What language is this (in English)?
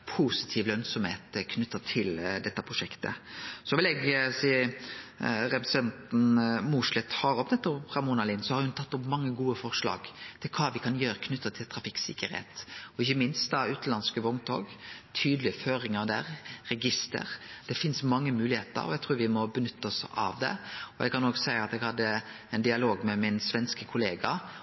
Norwegian Nynorsk